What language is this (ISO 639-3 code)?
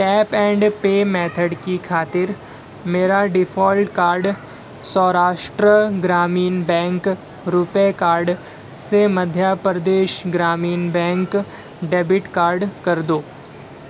urd